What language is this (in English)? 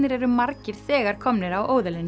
Icelandic